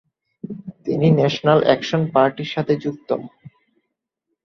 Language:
Bangla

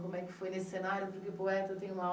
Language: Portuguese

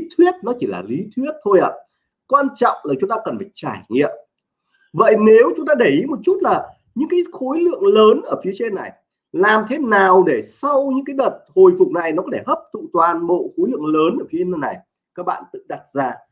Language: Vietnamese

